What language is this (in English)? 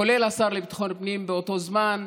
Hebrew